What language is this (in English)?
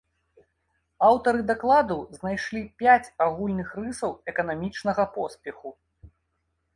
Belarusian